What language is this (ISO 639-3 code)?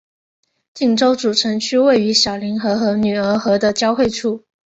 zho